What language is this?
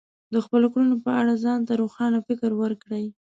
Pashto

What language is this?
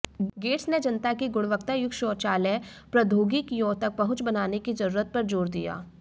Hindi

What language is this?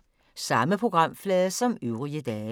Danish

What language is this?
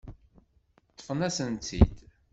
Kabyle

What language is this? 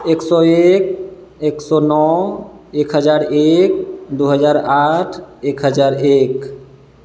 Maithili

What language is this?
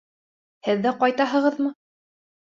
Bashkir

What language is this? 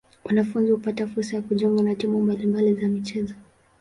Swahili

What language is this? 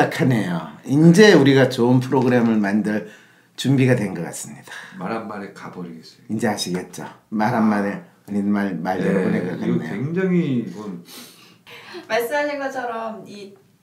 Korean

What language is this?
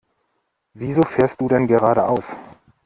German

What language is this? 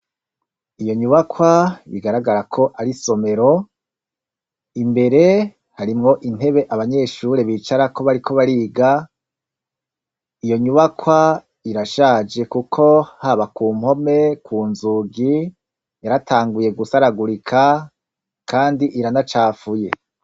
Rundi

